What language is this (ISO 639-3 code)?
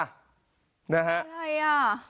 tha